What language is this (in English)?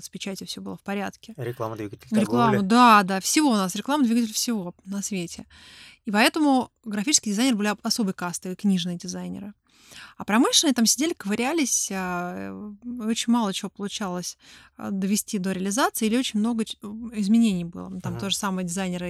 Russian